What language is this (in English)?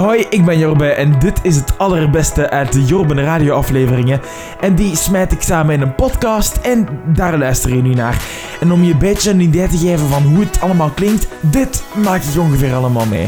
Dutch